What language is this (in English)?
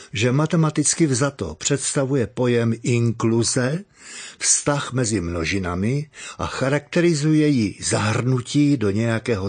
Czech